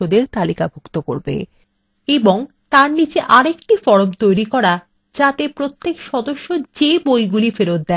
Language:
Bangla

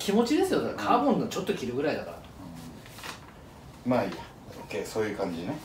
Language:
Japanese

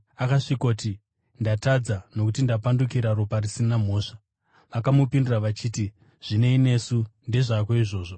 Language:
Shona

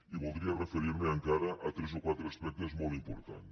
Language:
Catalan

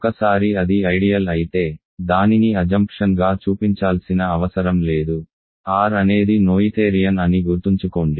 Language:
Telugu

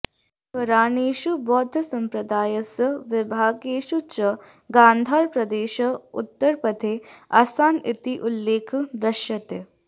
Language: Sanskrit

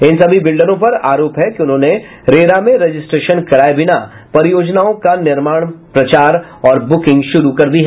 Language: Hindi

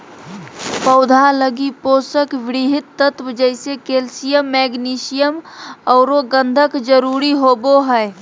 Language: Magahi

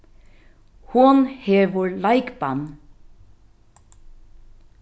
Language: Faroese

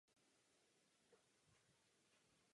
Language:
Czech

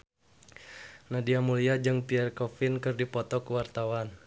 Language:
Sundanese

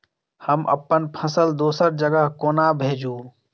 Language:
Maithili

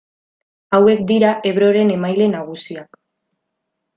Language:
Basque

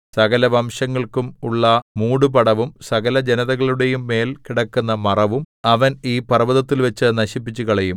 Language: Malayalam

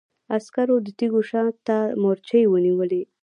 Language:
Pashto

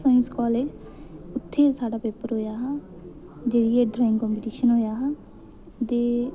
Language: Dogri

